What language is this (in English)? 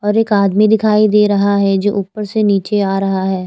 Hindi